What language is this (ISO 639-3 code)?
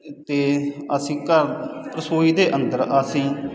pan